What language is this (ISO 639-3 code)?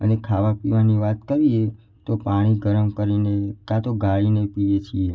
guj